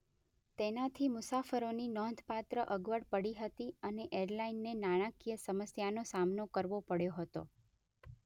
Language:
Gujarati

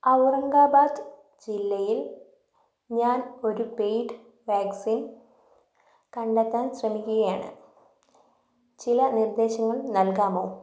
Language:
Malayalam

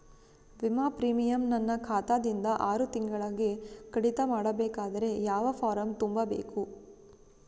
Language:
Kannada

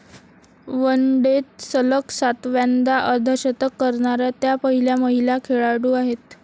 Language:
Marathi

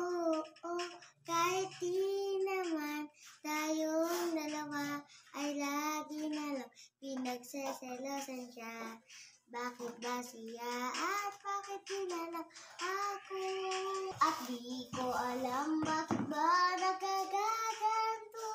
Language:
Filipino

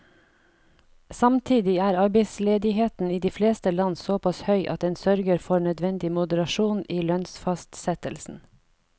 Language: Norwegian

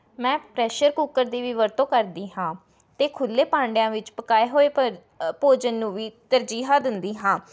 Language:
Punjabi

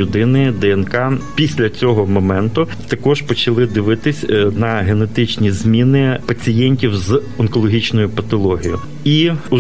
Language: Ukrainian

